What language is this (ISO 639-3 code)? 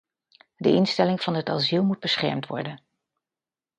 nld